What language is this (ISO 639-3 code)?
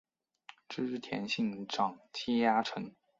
zho